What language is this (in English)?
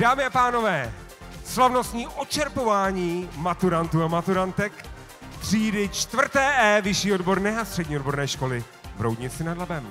Czech